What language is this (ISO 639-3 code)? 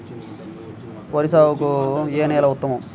tel